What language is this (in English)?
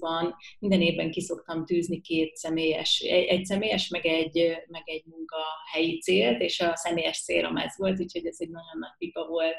Hungarian